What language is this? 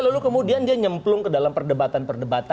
Indonesian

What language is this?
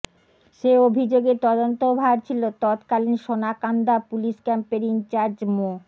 Bangla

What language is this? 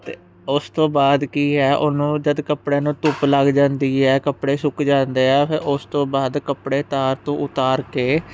Punjabi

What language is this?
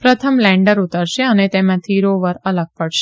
Gujarati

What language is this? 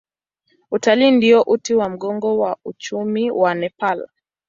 Swahili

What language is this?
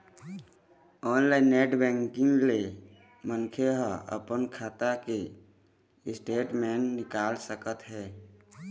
Chhattisgarhi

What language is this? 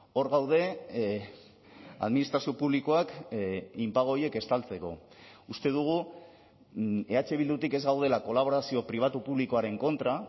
Basque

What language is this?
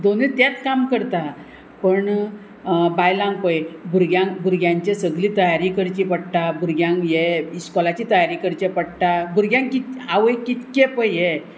Konkani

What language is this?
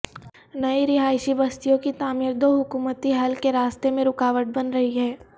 Urdu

